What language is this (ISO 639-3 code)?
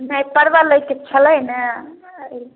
mai